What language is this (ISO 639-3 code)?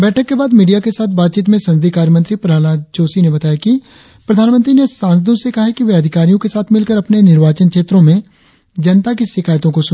hin